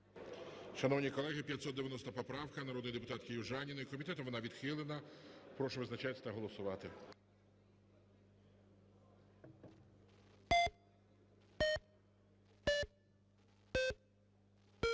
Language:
Ukrainian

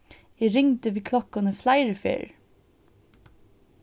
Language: Faroese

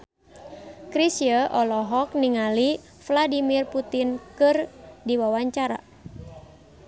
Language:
Sundanese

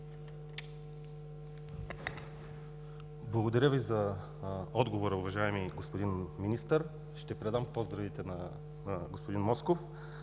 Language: Bulgarian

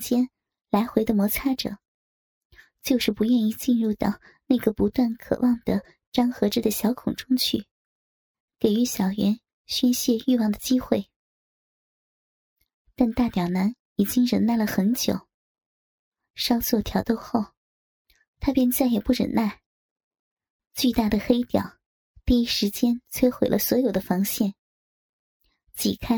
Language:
Chinese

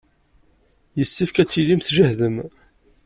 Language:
Kabyle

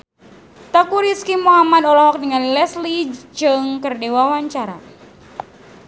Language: Sundanese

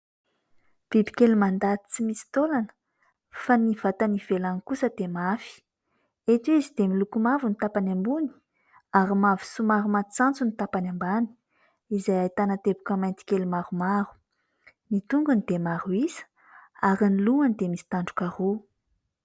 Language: Malagasy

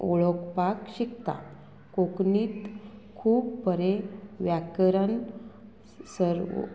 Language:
Konkani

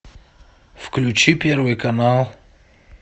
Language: Russian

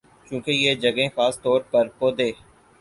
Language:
Urdu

